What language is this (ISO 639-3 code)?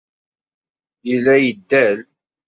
kab